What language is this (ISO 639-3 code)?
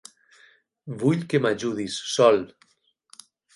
cat